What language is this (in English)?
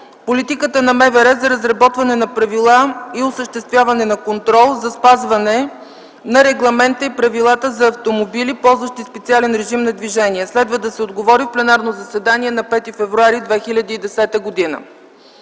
Bulgarian